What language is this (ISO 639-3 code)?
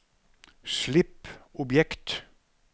nor